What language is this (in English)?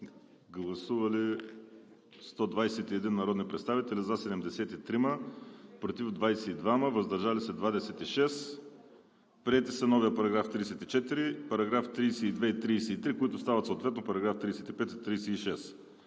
Bulgarian